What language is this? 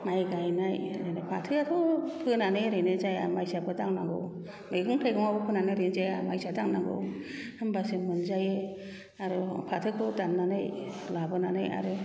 Bodo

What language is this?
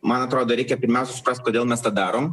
Lithuanian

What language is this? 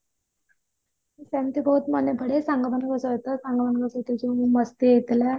Odia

